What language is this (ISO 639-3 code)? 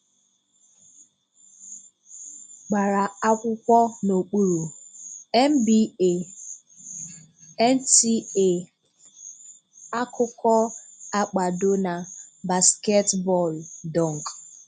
ibo